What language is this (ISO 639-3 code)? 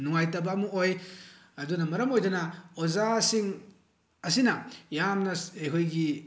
mni